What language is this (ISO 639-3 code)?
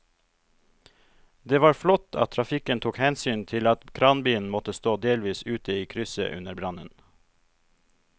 nor